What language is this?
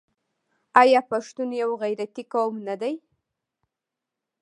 Pashto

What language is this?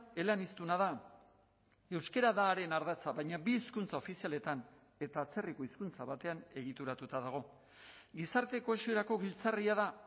Basque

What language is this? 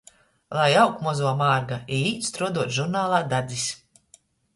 Latgalian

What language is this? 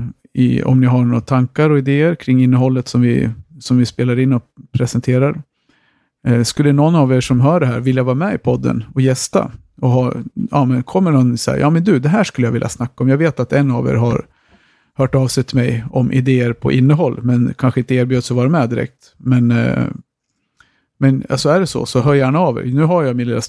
Swedish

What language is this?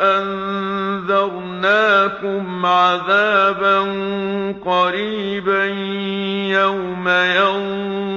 Arabic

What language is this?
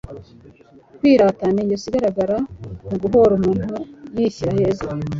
Kinyarwanda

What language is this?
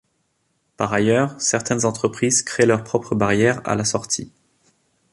French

